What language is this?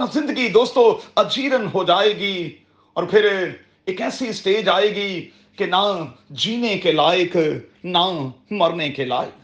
Urdu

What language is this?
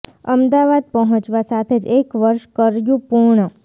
Gujarati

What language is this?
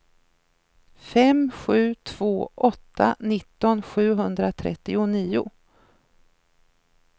Swedish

